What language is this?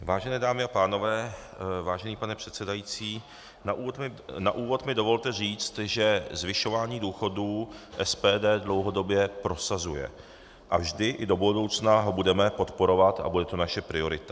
Czech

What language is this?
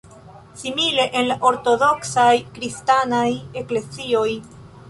Esperanto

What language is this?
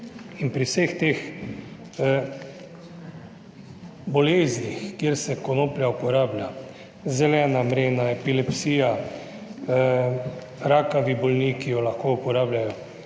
Slovenian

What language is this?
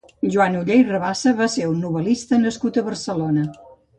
Catalan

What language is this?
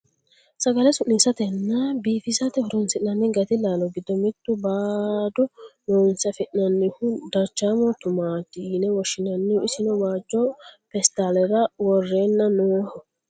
Sidamo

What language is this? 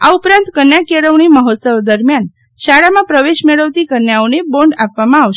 Gujarati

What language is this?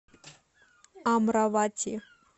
Russian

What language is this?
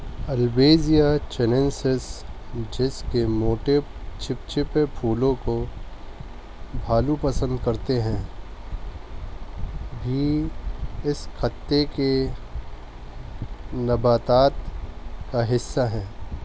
Urdu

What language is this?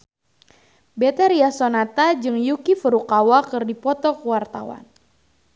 Sundanese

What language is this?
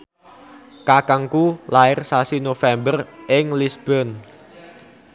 Javanese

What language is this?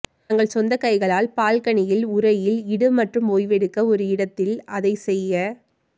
Tamil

